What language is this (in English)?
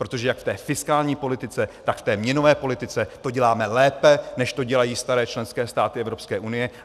Czech